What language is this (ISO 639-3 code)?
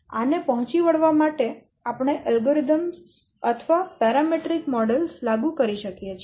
guj